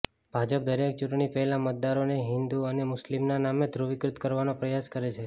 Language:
Gujarati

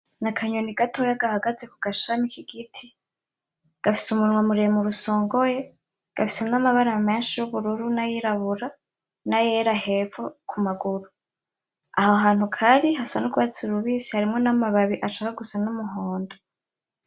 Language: Rundi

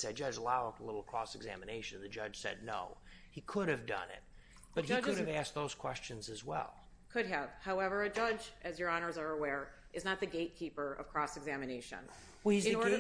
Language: English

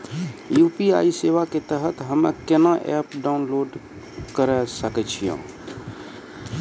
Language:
Maithili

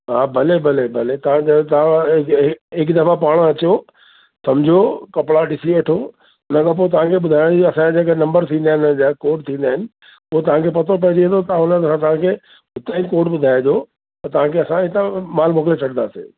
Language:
Sindhi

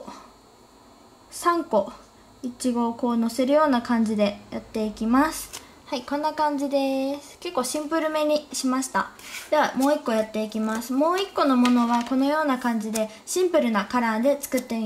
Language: Japanese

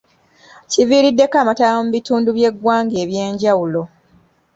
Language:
Ganda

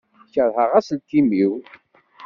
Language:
Kabyle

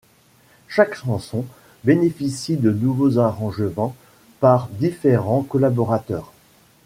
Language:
French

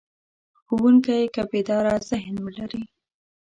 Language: Pashto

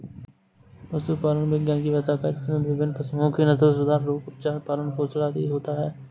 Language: Hindi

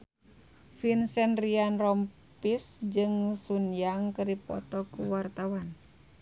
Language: Sundanese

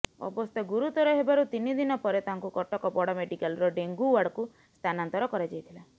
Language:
Odia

